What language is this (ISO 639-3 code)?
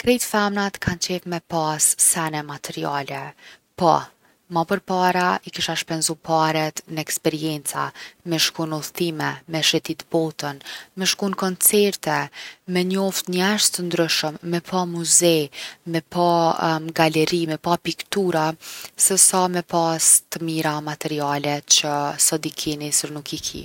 aln